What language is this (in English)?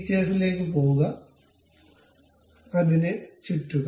Malayalam